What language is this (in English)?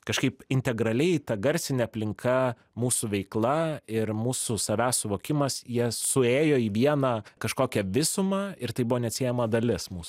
Lithuanian